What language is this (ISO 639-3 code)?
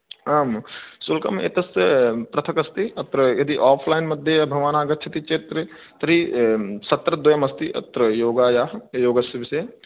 san